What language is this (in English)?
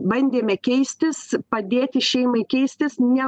Lithuanian